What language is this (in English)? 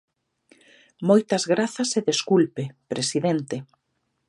Galician